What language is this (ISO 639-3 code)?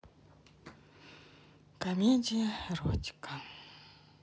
rus